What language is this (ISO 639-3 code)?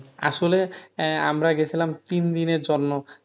ben